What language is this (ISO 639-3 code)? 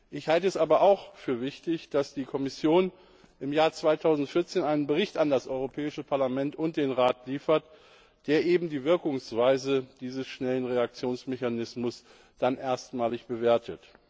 deu